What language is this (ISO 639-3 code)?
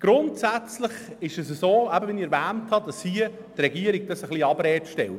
gsw